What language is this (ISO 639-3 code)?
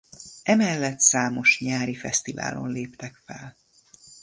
hun